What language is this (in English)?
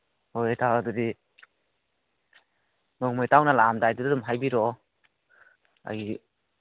Manipuri